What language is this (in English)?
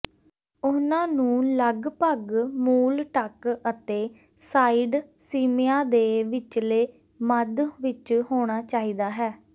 Punjabi